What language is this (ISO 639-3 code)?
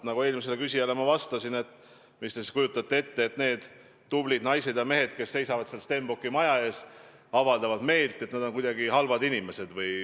est